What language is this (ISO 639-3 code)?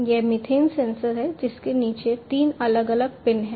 hin